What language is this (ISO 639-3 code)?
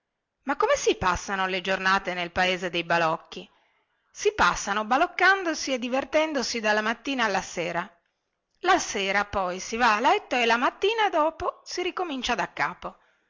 ita